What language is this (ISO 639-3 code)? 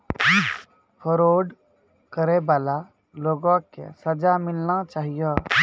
mai